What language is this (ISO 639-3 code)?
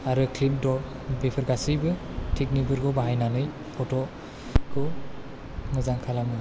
brx